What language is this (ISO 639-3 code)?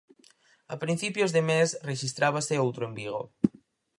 glg